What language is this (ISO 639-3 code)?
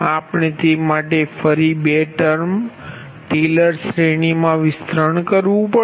guj